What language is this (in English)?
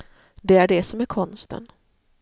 Swedish